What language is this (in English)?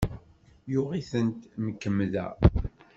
Kabyle